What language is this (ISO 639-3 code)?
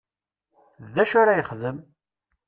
kab